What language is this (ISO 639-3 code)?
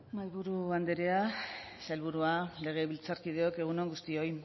eus